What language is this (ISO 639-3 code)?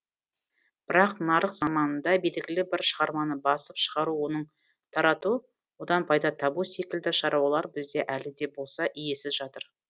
kaz